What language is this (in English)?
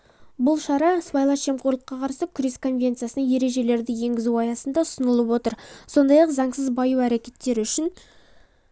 Kazakh